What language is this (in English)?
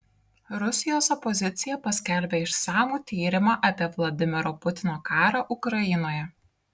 Lithuanian